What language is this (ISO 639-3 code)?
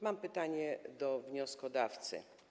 pol